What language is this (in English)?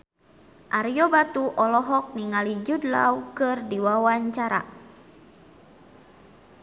Sundanese